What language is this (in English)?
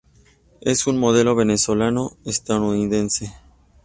Spanish